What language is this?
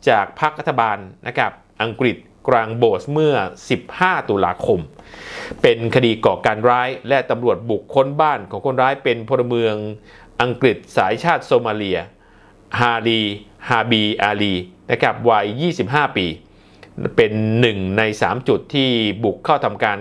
Thai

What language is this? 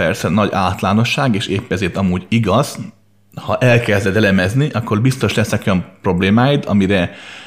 Hungarian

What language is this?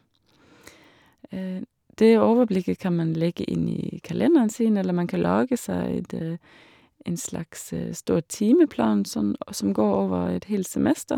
Norwegian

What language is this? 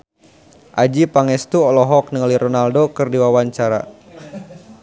Sundanese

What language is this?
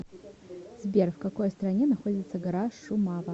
Russian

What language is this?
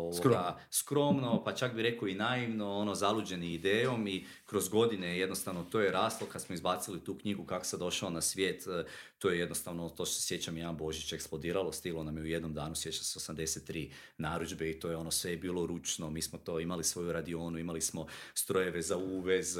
Croatian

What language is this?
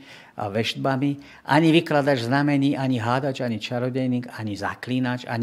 Slovak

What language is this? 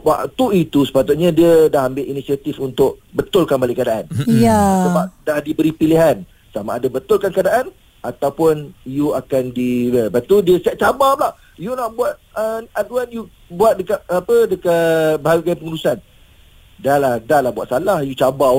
Malay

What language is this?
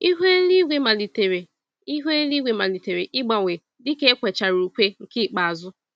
Igbo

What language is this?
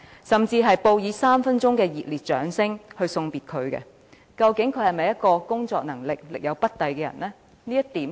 Cantonese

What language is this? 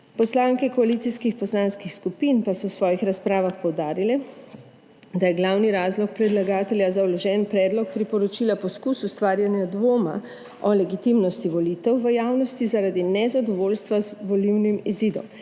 Slovenian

